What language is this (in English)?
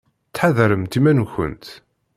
Kabyle